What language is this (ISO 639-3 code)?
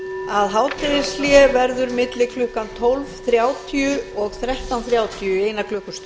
isl